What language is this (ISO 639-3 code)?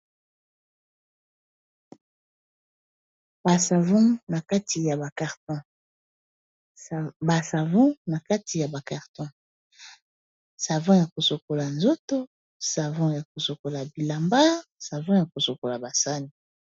lin